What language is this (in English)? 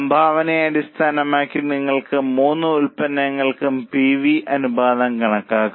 Malayalam